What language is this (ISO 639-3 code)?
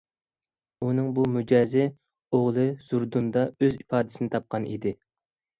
uig